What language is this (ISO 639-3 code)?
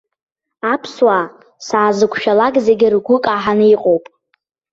abk